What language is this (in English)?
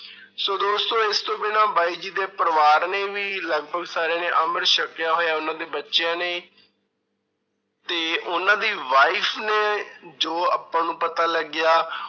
Punjabi